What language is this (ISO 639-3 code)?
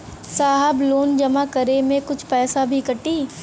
bho